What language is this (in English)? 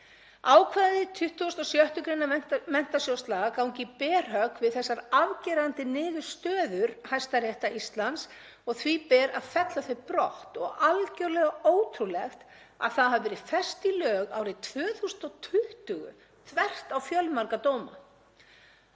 Icelandic